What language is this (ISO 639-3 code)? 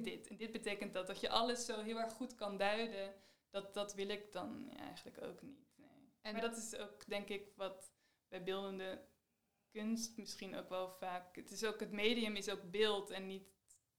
nld